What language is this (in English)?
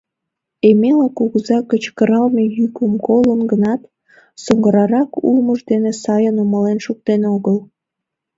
Mari